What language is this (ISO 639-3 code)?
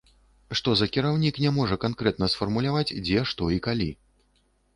bel